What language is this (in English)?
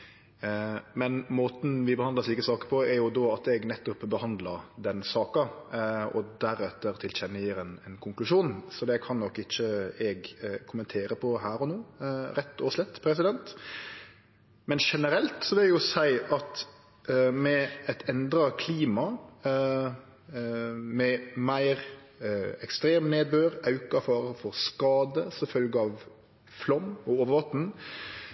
Norwegian Nynorsk